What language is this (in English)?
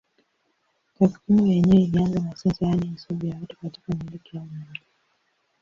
Swahili